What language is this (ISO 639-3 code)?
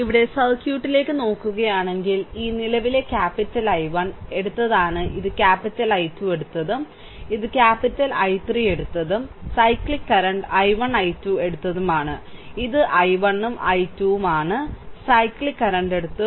mal